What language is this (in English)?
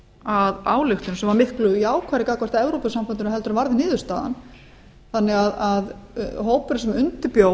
Icelandic